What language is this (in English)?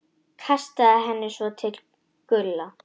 Icelandic